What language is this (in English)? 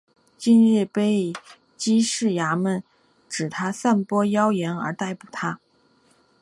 Chinese